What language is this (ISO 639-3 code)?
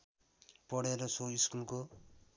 nep